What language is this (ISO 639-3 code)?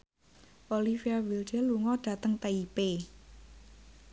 jav